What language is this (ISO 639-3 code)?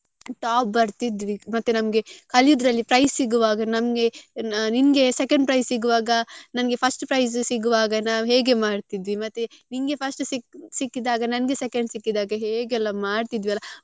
kan